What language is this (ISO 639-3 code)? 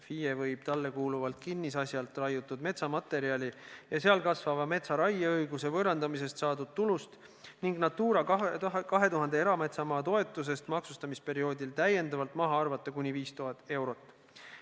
est